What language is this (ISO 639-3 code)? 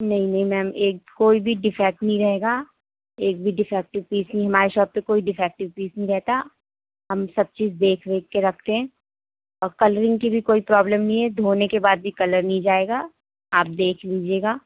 urd